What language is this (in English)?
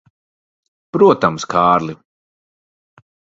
Latvian